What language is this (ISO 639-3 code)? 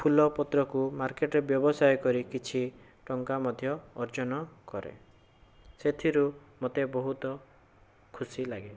ori